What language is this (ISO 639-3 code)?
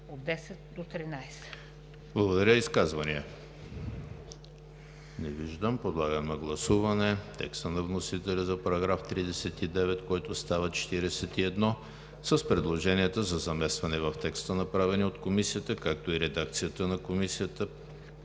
bul